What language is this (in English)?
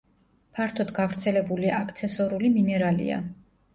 Georgian